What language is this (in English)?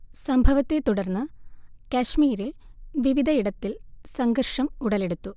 Malayalam